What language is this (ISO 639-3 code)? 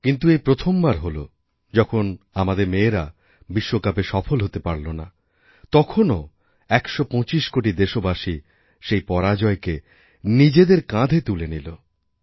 ben